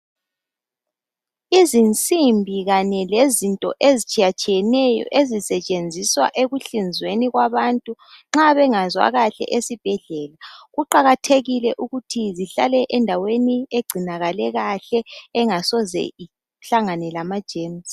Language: North Ndebele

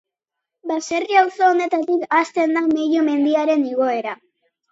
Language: Basque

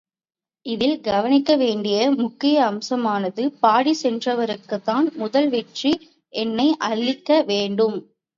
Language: Tamil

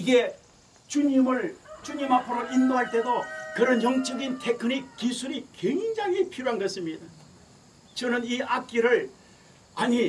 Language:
Korean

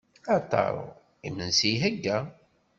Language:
Kabyle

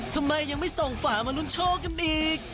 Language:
Thai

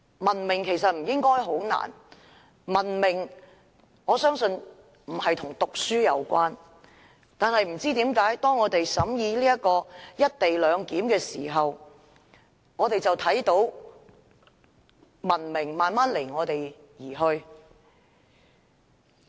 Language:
Cantonese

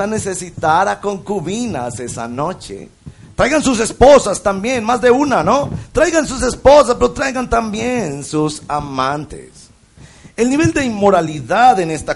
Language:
Spanish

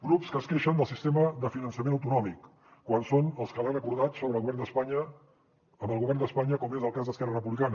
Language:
Catalan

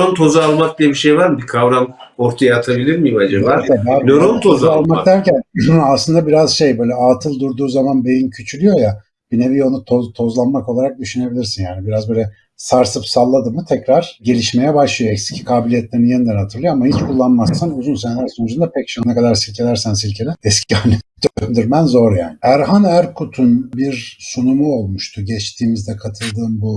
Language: Turkish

